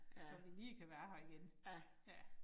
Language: Danish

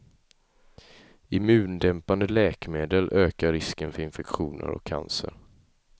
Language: Swedish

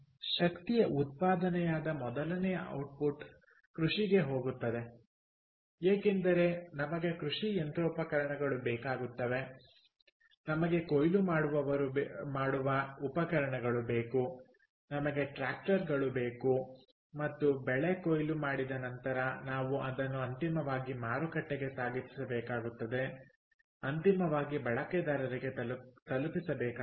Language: Kannada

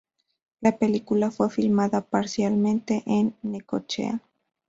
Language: Spanish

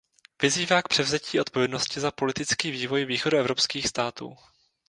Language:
Czech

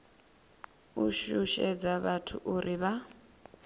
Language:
Venda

